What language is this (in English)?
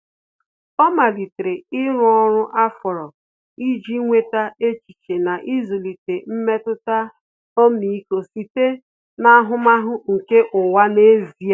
Igbo